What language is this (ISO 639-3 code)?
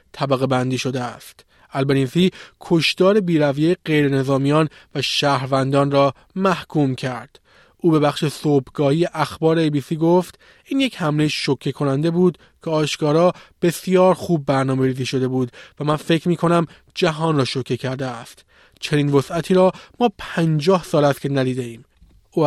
fas